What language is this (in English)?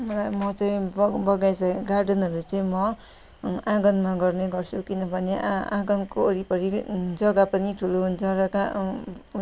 Nepali